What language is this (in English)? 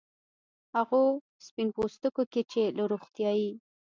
Pashto